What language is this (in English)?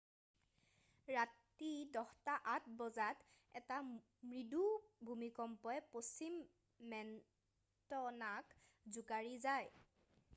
Assamese